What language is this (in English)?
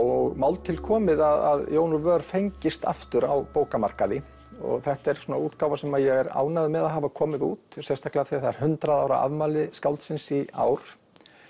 Icelandic